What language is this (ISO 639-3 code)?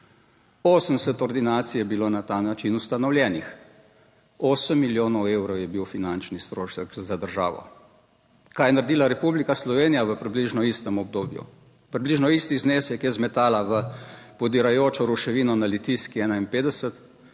slv